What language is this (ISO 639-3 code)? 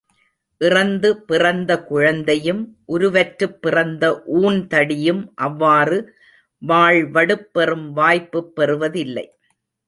tam